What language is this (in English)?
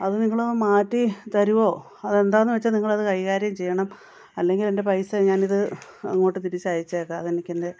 Malayalam